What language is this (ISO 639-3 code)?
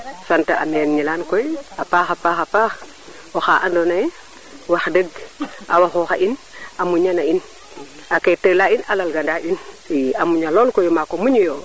srr